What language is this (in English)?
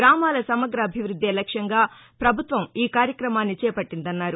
Telugu